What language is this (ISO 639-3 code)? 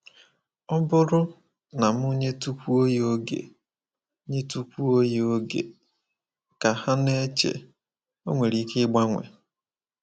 ibo